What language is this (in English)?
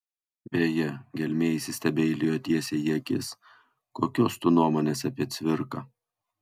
Lithuanian